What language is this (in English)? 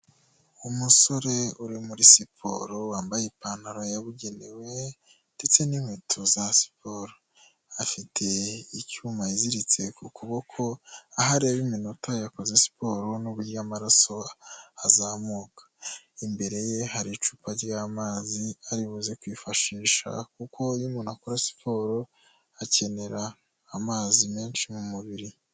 Kinyarwanda